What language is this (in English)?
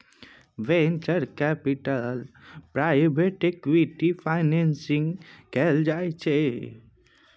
Maithili